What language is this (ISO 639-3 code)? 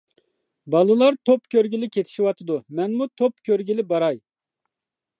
uig